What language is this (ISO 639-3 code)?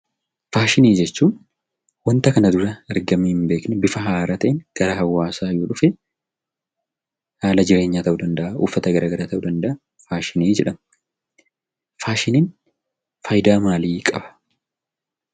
orm